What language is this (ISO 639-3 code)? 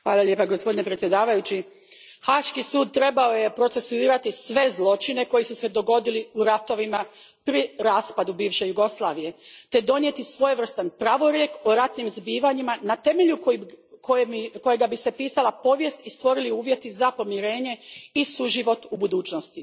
hrv